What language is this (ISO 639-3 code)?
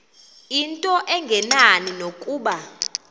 xho